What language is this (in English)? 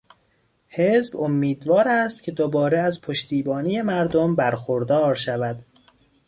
Persian